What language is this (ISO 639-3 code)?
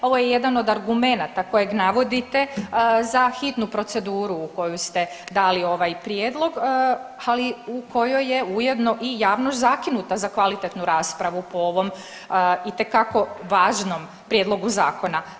hrv